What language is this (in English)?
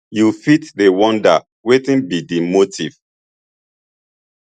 Nigerian Pidgin